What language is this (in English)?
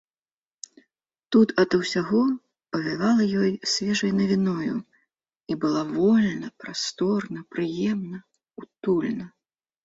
Belarusian